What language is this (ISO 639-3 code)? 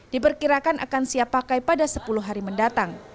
ind